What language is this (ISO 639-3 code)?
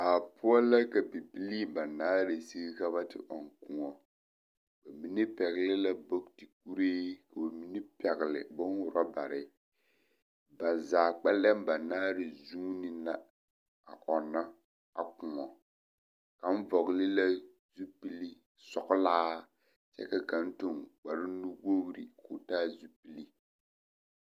dga